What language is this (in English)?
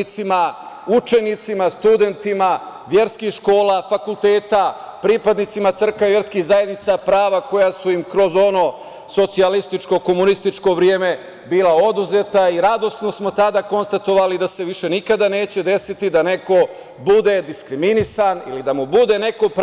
Serbian